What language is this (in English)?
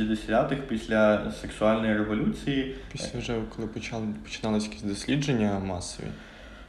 Ukrainian